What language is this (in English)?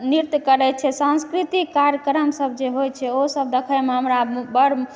Maithili